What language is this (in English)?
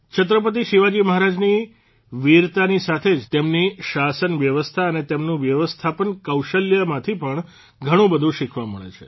Gujarati